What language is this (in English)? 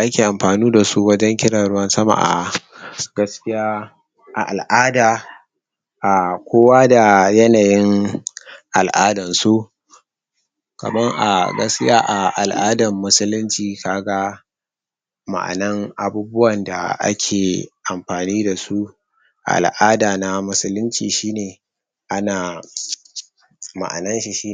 Hausa